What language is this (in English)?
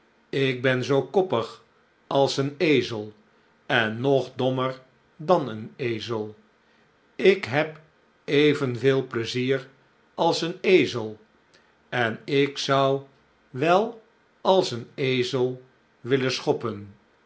Dutch